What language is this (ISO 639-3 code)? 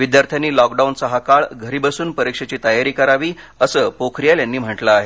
mar